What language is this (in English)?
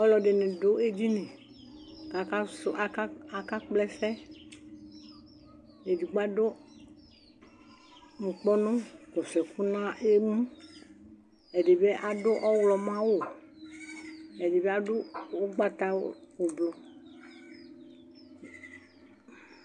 Ikposo